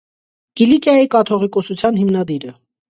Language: Armenian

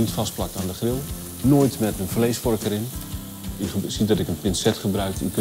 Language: Dutch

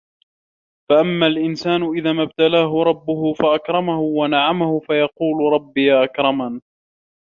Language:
Arabic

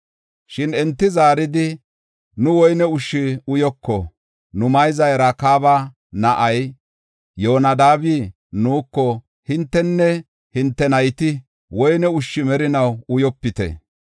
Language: Gofa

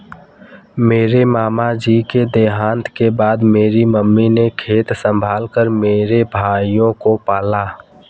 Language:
Hindi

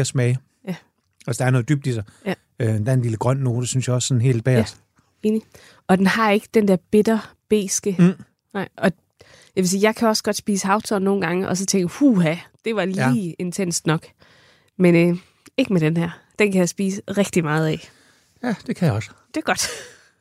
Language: Danish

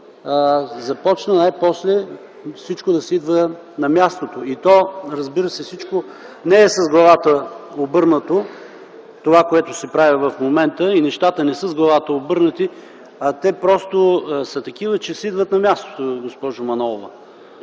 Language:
Bulgarian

